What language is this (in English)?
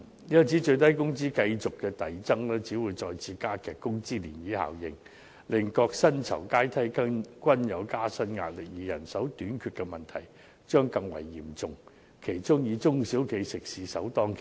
Cantonese